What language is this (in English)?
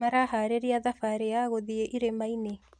Kikuyu